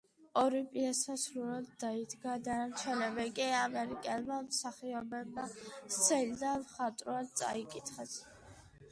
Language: Georgian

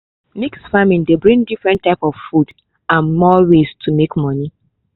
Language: Nigerian Pidgin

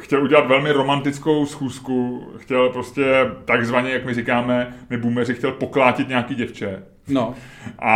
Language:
Czech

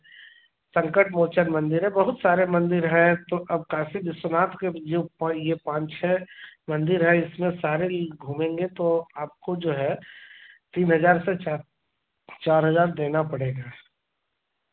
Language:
Hindi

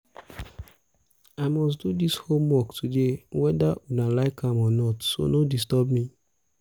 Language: Nigerian Pidgin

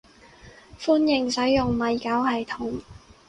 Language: Cantonese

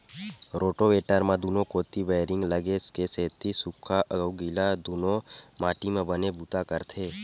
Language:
Chhattisgarhi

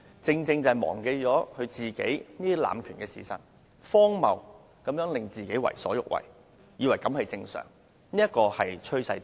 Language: Cantonese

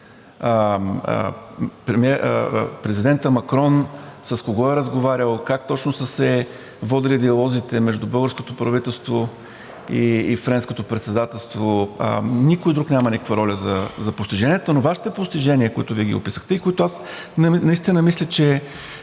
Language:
Bulgarian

